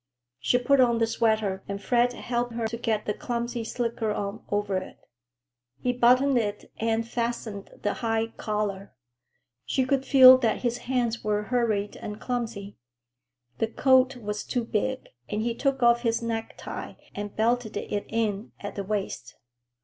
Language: English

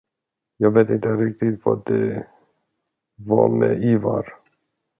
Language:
Swedish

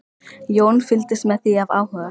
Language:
Icelandic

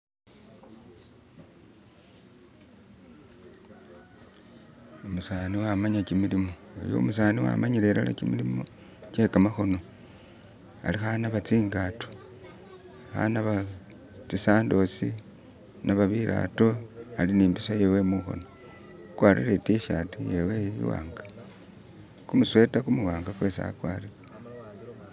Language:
Masaaba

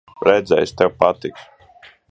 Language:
Latvian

